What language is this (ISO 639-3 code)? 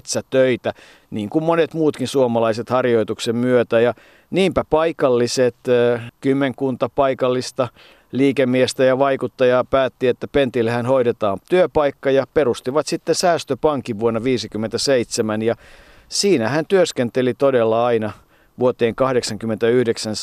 fin